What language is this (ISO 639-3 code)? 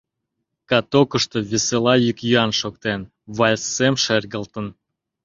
chm